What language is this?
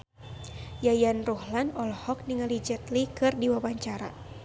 Sundanese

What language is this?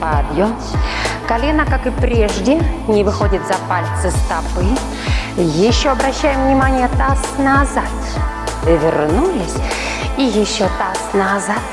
Russian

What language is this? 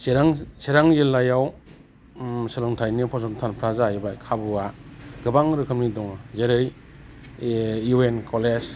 Bodo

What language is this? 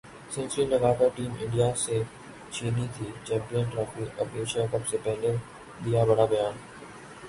Urdu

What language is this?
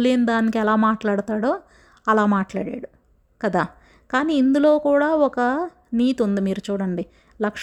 Telugu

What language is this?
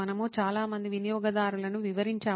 Telugu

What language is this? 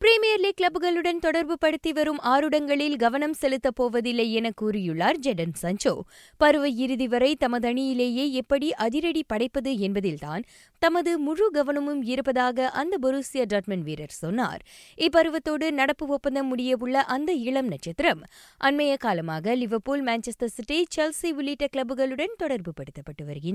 Tamil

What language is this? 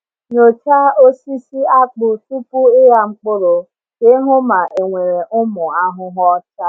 Igbo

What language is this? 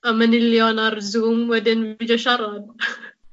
Welsh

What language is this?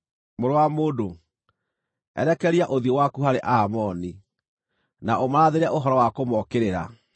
Kikuyu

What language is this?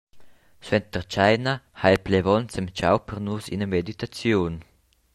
Romansh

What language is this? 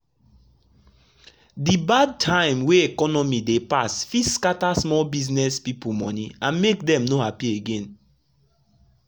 Nigerian Pidgin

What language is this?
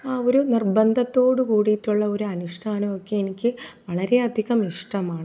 Malayalam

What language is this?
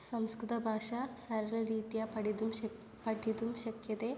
Sanskrit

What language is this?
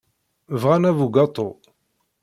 Kabyle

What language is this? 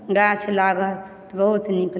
Maithili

